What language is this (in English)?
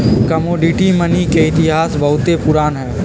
Magahi